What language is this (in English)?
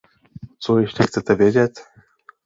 Czech